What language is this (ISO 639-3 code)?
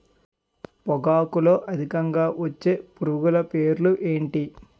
tel